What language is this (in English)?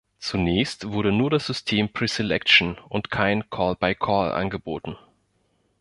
German